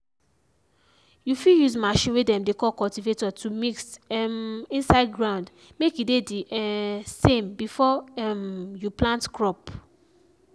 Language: Nigerian Pidgin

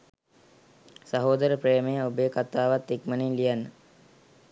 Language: Sinhala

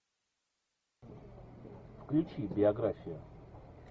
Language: Russian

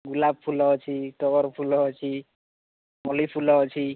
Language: Odia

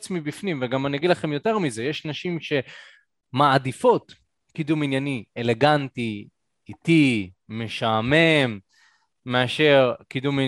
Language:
Hebrew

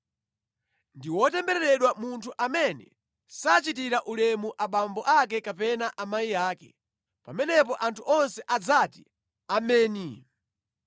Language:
Nyanja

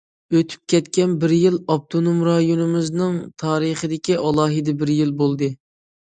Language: Uyghur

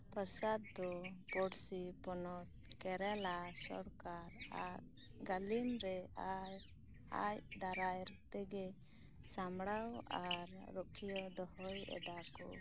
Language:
Santali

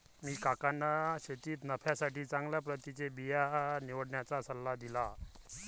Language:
Marathi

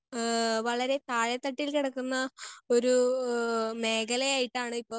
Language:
Malayalam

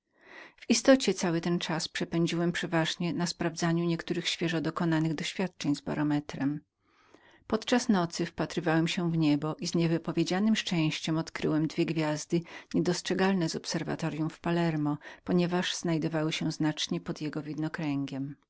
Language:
Polish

